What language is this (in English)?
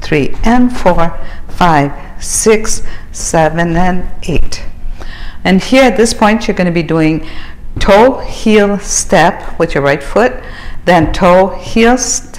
English